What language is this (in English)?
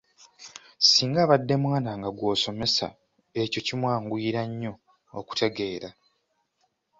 Ganda